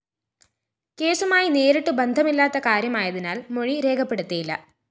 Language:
Malayalam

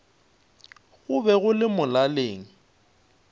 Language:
Northern Sotho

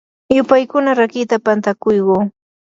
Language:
Yanahuanca Pasco Quechua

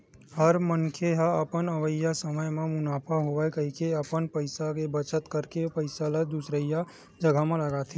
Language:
Chhattisgarhi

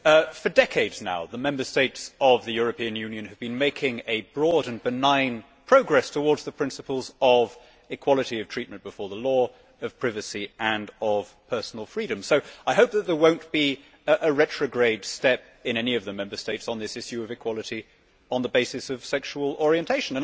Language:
English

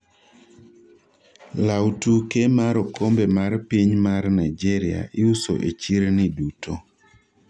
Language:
Luo (Kenya and Tanzania)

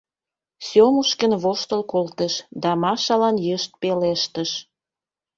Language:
Mari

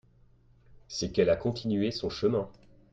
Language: French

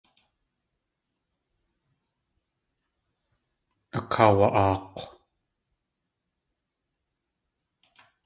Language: Tlingit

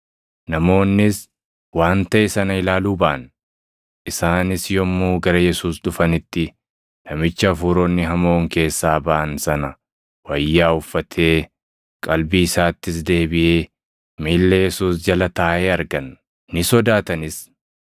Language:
Oromo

